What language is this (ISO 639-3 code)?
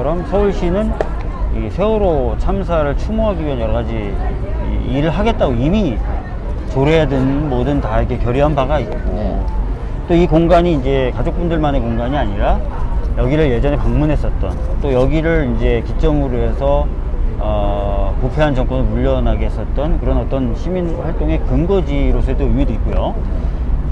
kor